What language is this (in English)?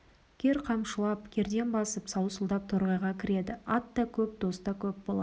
Kazakh